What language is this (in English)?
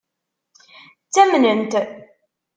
Kabyle